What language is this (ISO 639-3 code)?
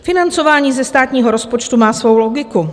ces